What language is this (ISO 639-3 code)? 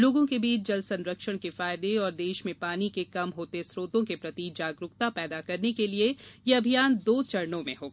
hin